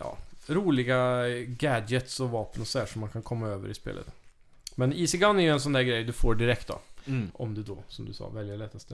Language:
Swedish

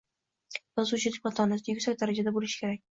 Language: Uzbek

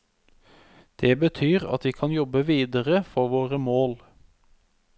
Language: Norwegian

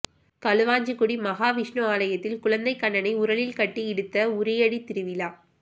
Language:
Tamil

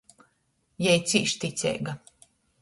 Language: Latgalian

